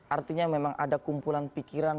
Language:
Indonesian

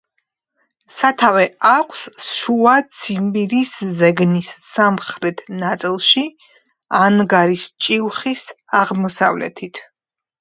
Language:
Georgian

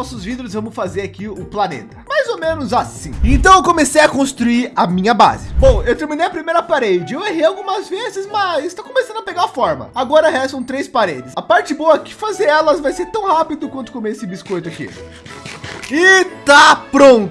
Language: Portuguese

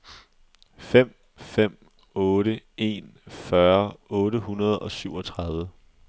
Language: Danish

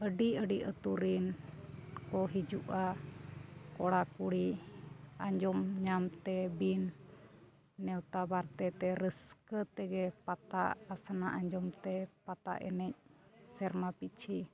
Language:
Santali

